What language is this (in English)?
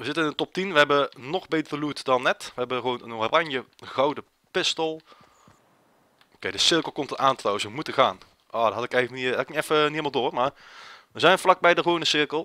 Dutch